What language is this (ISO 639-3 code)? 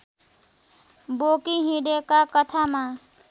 nep